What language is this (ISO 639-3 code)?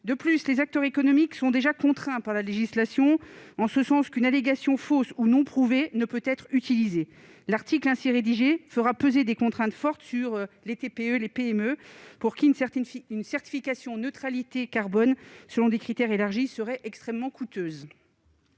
fra